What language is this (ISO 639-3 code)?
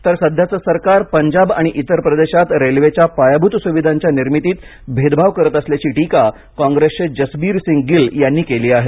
mar